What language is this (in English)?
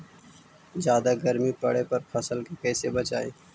Magahi